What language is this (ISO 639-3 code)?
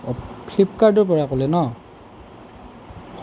asm